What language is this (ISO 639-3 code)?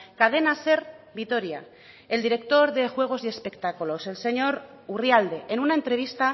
spa